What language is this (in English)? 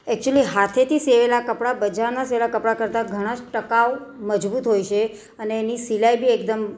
Gujarati